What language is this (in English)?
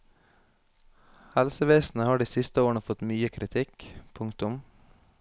Norwegian